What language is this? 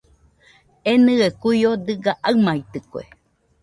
Nüpode Huitoto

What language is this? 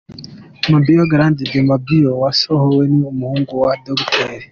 Kinyarwanda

